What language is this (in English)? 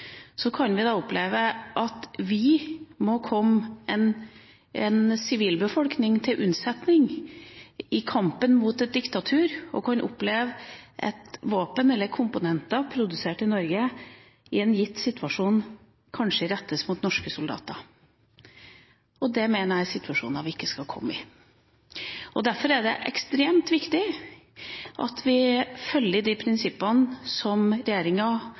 Norwegian Bokmål